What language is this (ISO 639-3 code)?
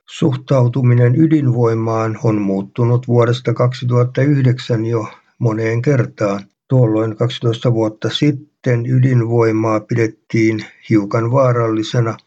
fin